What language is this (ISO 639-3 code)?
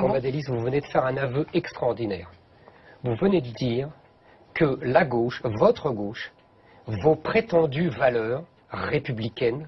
fra